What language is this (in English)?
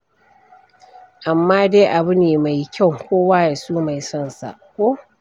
Hausa